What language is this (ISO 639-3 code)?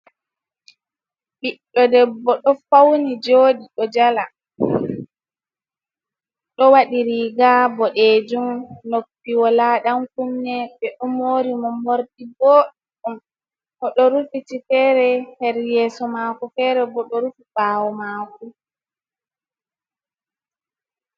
ful